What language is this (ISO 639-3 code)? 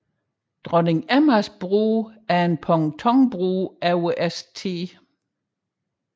dan